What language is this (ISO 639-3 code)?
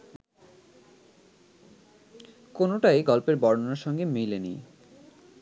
ben